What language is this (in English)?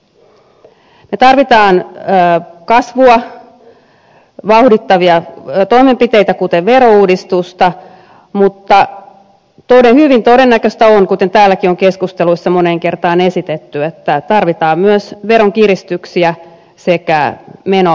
Finnish